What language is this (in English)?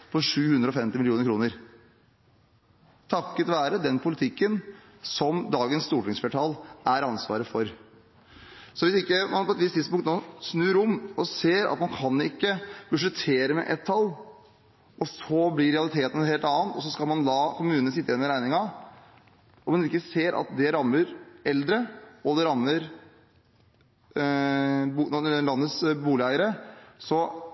Norwegian Bokmål